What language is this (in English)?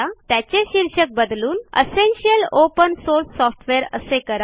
Marathi